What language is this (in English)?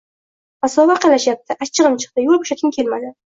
Uzbek